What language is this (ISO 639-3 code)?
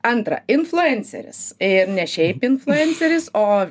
lit